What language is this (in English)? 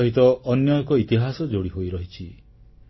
Odia